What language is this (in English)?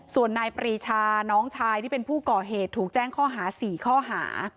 Thai